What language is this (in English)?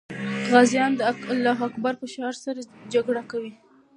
Pashto